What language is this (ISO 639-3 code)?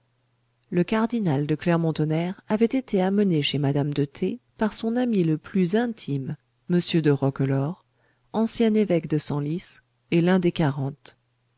fra